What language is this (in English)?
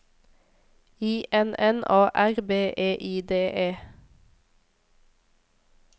Norwegian